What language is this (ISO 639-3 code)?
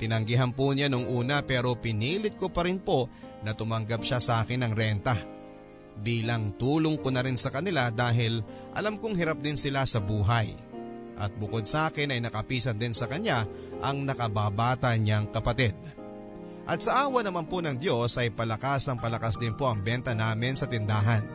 fil